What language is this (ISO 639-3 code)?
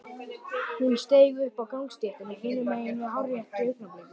isl